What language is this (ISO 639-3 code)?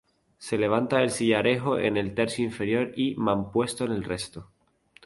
spa